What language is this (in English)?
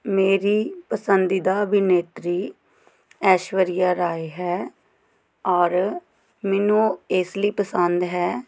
Punjabi